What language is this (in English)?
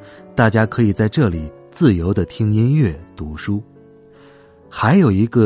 Chinese